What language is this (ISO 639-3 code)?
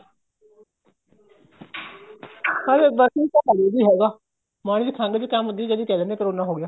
pan